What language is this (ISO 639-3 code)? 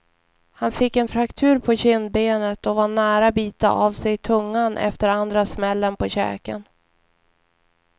swe